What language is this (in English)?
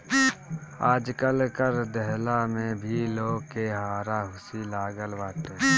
Bhojpuri